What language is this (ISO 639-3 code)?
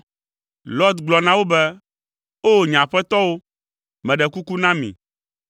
ewe